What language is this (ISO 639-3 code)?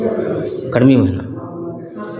mai